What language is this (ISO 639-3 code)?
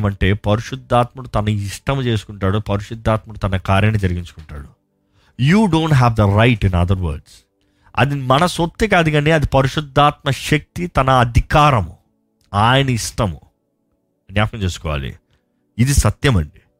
tel